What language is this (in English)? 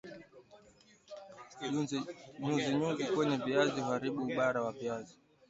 Swahili